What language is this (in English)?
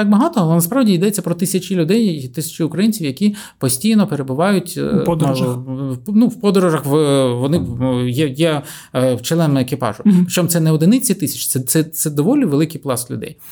Ukrainian